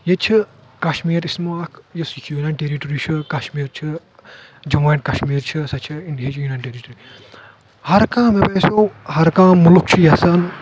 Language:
Kashmiri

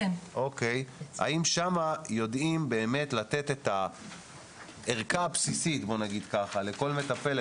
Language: Hebrew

